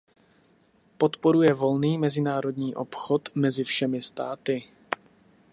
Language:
Czech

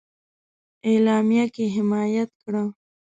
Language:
Pashto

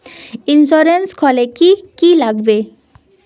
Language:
Magahi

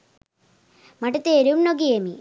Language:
Sinhala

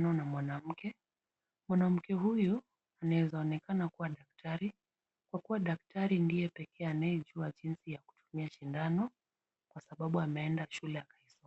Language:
Swahili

